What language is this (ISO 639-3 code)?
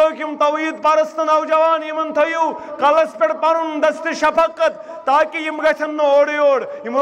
tur